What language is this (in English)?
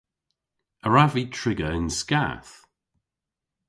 Cornish